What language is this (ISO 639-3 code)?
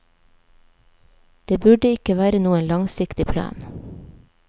nor